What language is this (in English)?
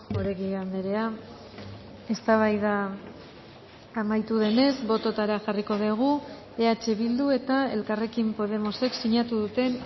Basque